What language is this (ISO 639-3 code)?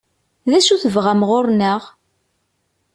kab